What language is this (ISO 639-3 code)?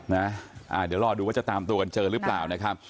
tha